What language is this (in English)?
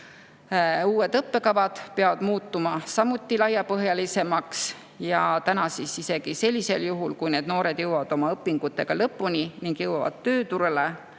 Estonian